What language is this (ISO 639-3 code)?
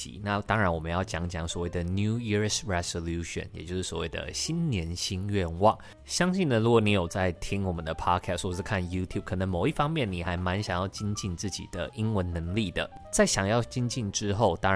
zho